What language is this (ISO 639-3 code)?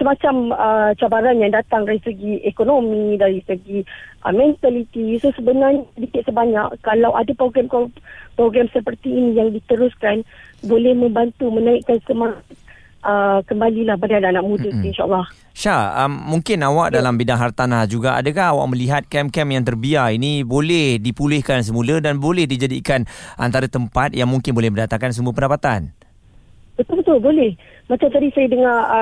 msa